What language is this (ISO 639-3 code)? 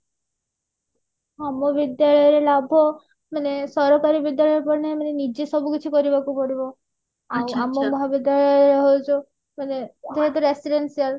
ori